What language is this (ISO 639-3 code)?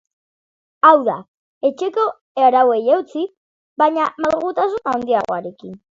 eus